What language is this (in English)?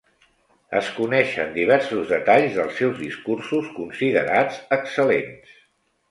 Catalan